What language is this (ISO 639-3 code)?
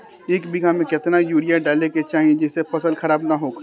bho